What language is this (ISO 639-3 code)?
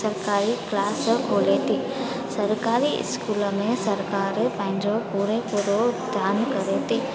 snd